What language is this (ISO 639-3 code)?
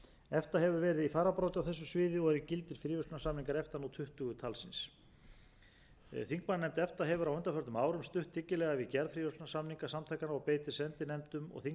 isl